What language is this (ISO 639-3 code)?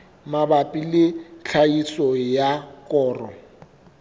sot